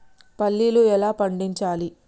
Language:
Telugu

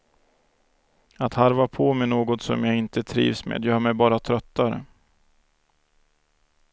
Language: Swedish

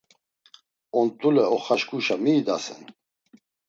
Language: Laz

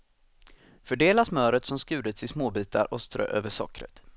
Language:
Swedish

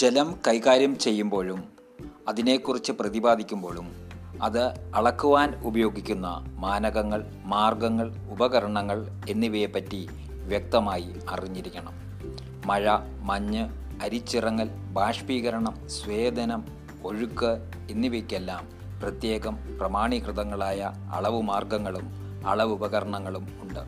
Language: Malayalam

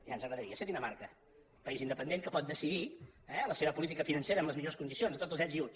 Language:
Catalan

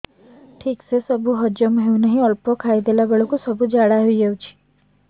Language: Odia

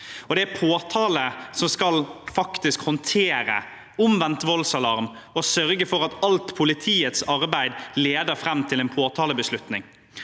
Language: Norwegian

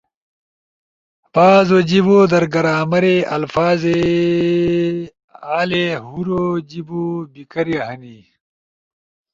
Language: Ushojo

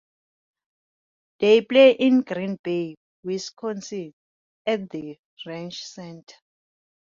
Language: English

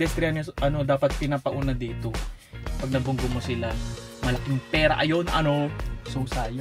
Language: Filipino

